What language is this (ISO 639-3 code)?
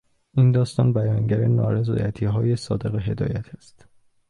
fas